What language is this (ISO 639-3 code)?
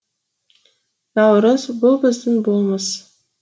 kaz